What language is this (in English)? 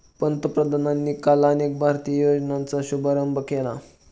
Marathi